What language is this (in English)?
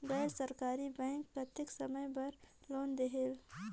Chhattisgarhi